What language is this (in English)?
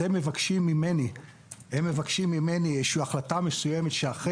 Hebrew